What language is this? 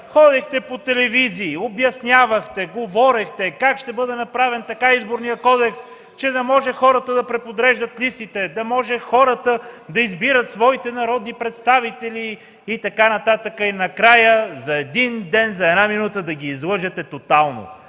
Bulgarian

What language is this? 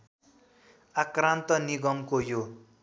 Nepali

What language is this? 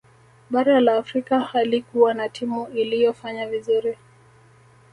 Swahili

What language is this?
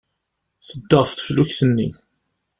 Kabyle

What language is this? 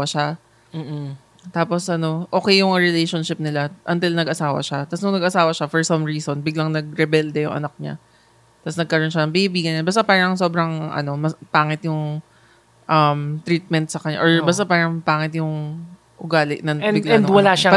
Filipino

